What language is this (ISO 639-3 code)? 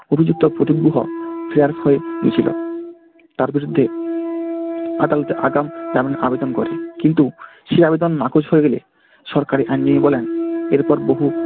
ben